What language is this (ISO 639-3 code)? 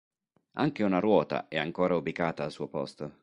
ita